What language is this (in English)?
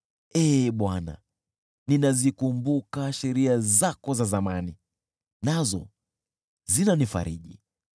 Swahili